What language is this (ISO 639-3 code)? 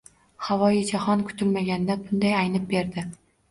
uzb